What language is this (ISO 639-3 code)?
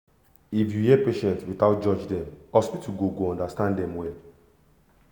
pcm